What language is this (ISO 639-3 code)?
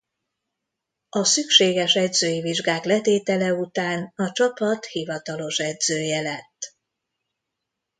hun